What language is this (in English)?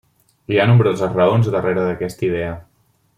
Catalan